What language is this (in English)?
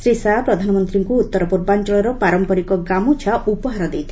Odia